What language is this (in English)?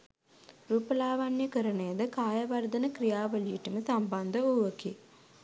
Sinhala